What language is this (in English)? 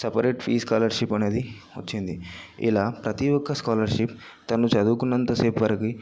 Telugu